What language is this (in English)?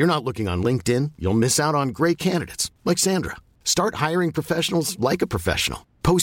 Filipino